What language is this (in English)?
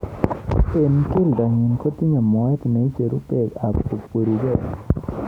Kalenjin